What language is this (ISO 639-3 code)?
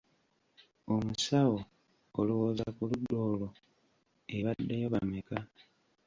lug